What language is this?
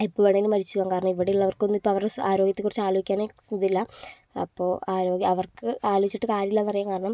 Malayalam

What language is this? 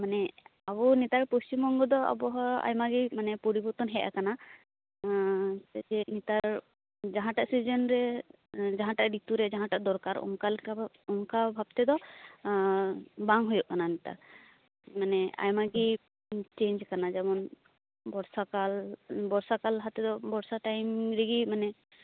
Santali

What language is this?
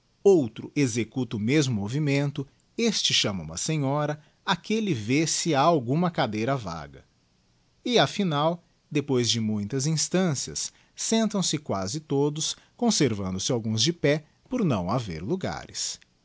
Portuguese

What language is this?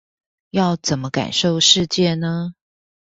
Chinese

